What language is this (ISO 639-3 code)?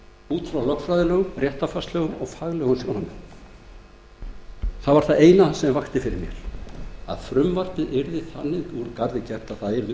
isl